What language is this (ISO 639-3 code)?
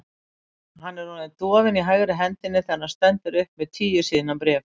isl